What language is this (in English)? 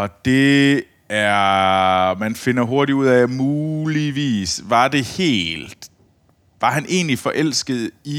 Danish